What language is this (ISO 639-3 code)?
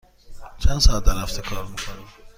fas